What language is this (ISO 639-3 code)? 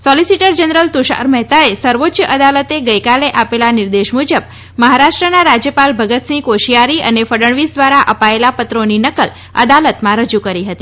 guj